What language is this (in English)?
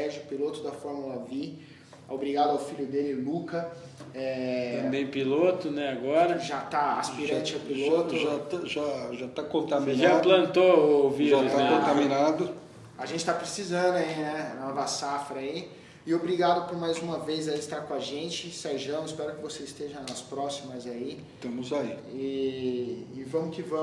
Portuguese